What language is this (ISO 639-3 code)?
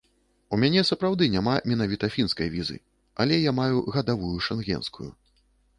bel